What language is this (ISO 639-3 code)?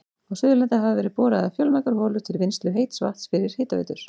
isl